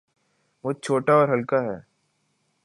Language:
Urdu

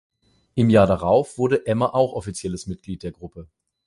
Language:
German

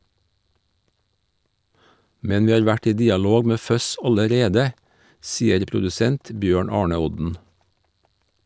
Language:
Norwegian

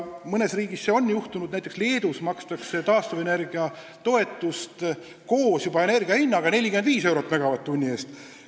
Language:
Estonian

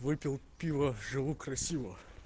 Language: Russian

